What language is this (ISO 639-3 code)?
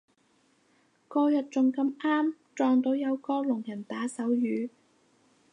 yue